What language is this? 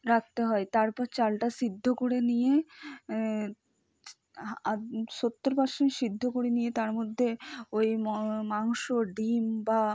Bangla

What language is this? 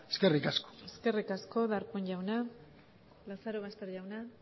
Basque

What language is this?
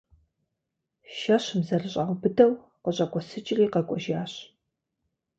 Kabardian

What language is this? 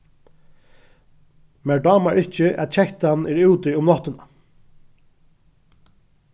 Faroese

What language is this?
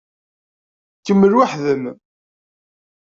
Kabyle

